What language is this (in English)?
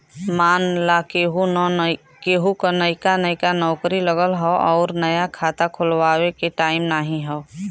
Bhojpuri